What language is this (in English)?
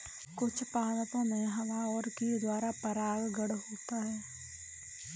Hindi